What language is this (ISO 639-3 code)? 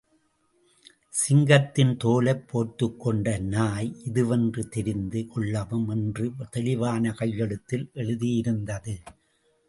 tam